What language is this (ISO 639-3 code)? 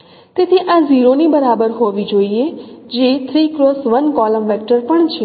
guj